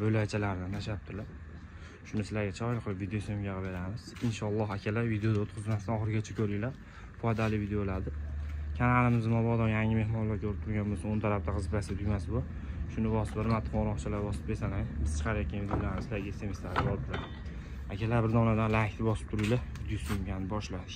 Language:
Turkish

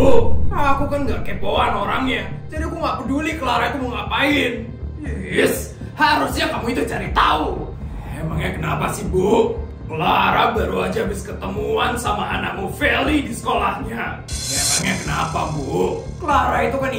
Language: Indonesian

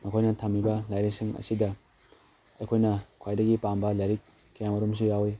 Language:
Manipuri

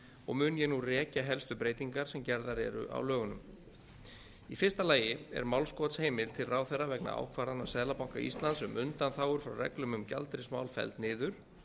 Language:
Icelandic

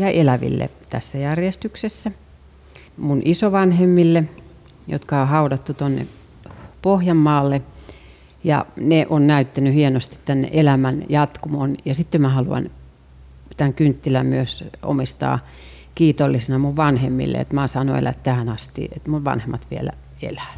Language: Finnish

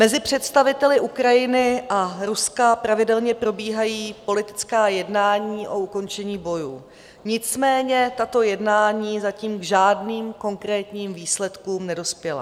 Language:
Czech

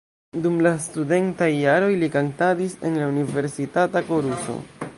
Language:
Esperanto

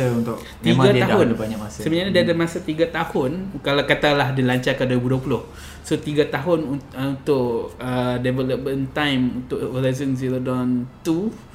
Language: Malay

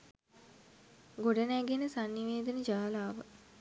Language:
Sinhala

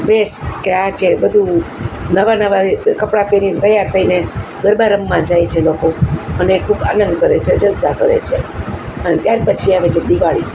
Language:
Gujarati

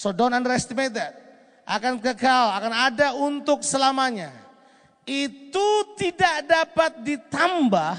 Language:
Indonesian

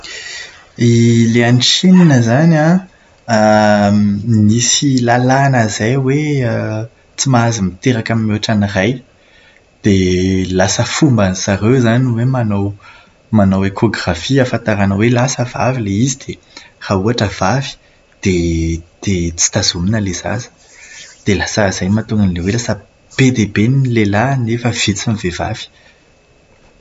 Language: Malagasy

